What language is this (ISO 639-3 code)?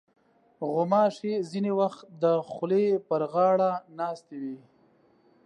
pus